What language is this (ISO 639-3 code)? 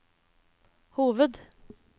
nor